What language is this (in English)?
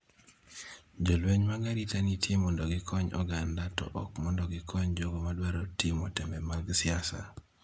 Luo (Kenya and Tanzania)